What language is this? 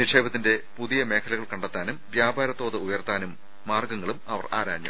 Malayalam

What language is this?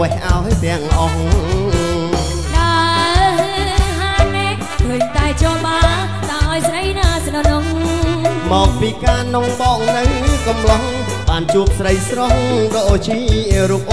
Thai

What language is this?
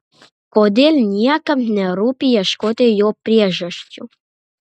Lithuanian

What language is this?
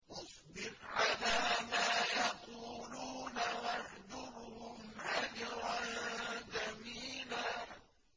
Arabic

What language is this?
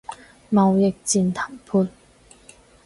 Cantonese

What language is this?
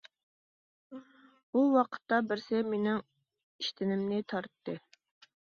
Uyghur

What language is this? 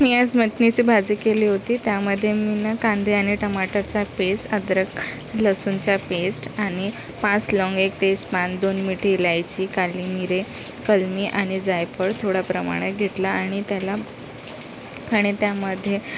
Marathi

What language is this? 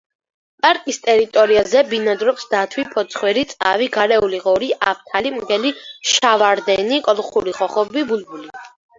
Georgian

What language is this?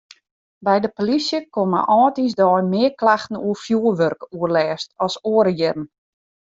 Western Frisian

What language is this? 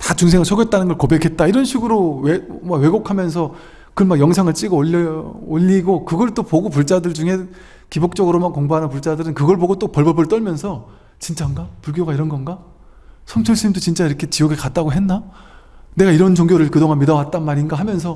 Korean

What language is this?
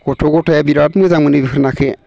Bodo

